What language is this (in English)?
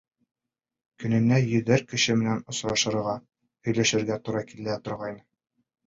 Bashkir